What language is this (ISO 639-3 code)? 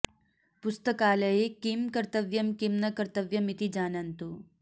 san